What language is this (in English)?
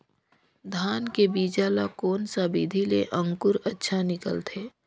Chhattisgarhi